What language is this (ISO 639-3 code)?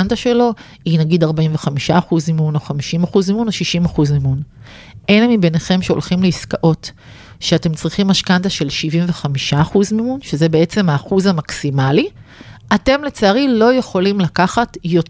heb